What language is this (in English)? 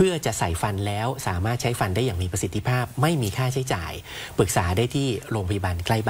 Thai